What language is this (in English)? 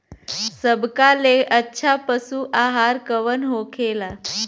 Bhojpuri